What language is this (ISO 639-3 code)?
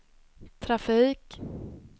swe